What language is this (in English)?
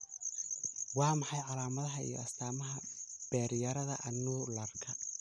Somali